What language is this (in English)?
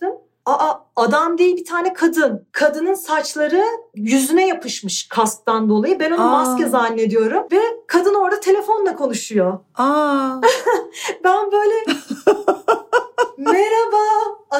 Turkish